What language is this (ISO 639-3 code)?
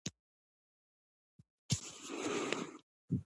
pus